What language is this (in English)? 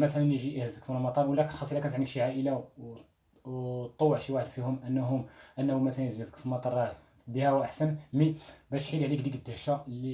Arabic